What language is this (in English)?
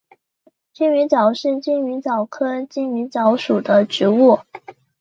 Chinese